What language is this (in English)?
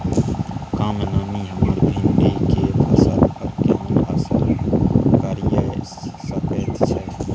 Maithili